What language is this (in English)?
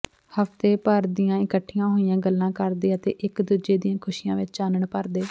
Punjabi